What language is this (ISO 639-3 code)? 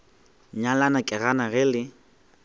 nso